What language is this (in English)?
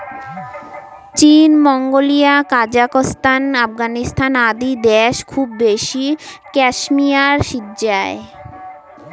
Bangla